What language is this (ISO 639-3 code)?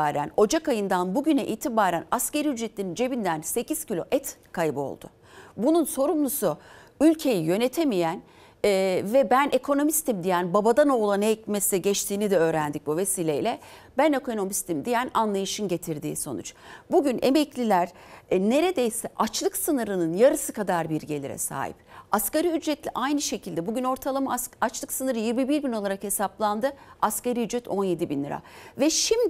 tur